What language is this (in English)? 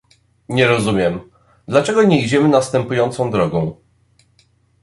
Polish